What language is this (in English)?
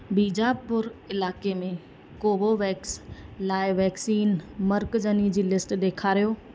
Sindhi